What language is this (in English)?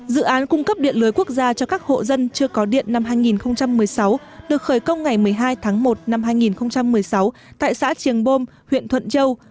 Vietnamese